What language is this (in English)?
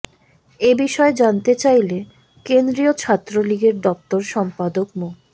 Bangla